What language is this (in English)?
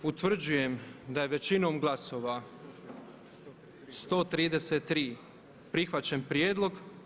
Croatian